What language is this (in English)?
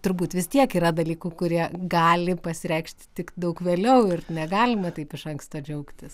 Lithuanian